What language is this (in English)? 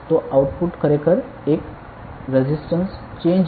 Gujarati